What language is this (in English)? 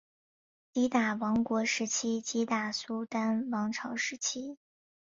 Chinese